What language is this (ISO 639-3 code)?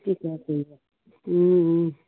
asm